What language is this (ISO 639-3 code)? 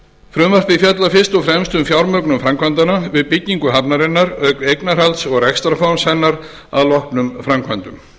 isl